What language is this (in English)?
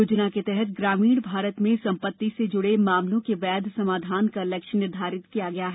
Hindi